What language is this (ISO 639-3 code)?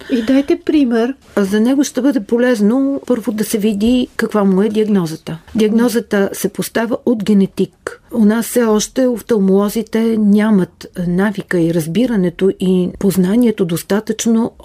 bul